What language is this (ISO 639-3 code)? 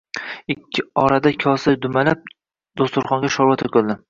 uzb